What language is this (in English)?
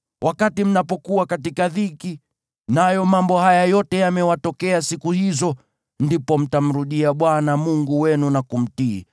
Swahili